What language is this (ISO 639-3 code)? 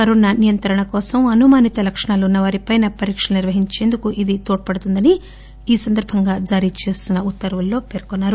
tel